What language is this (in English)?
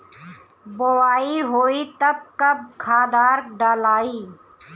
Bhojpuri